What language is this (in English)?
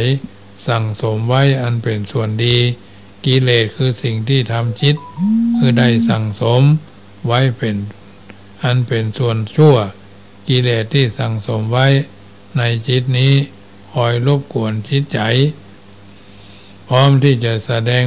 Thai